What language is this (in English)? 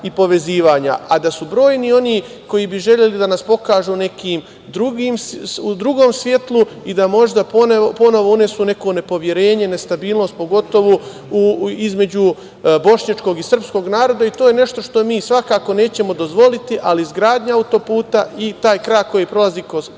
Serbian